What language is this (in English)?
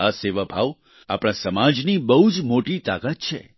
Gujarati